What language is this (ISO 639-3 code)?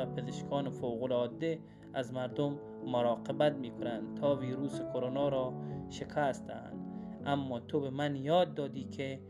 fas